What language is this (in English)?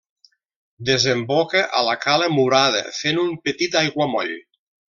Catalan